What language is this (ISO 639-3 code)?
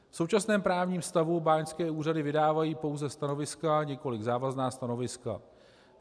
ces